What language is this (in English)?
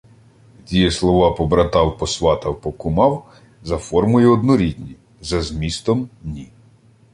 Ukrainian